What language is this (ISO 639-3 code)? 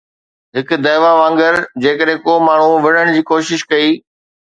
snd